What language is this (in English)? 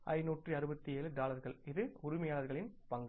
Tamil